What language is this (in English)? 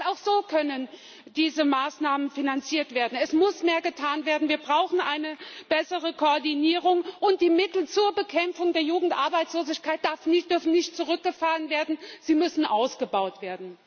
German